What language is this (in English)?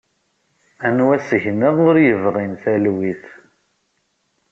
Kabyle